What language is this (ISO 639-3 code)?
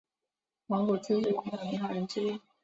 zho